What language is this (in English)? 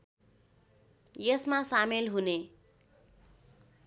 Nepali